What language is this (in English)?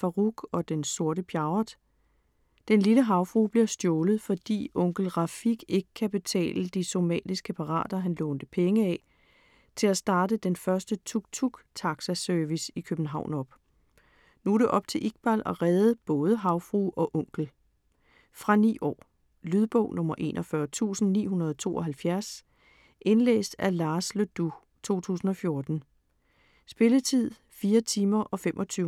Danish